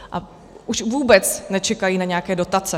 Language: Czech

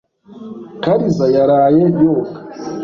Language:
Kinyarwanda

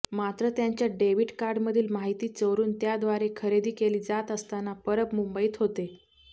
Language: Marathi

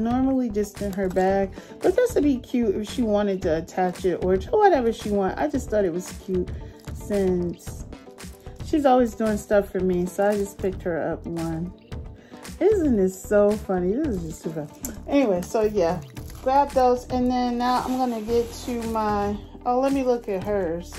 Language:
English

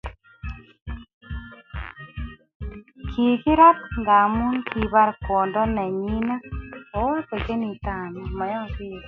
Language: Kalenjin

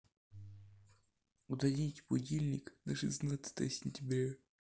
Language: Russian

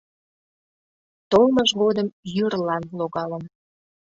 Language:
Mari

